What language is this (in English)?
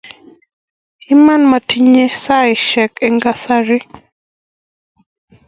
Kalenjin